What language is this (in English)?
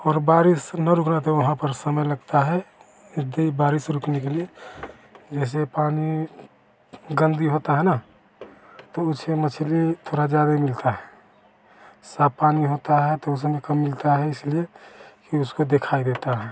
Hindi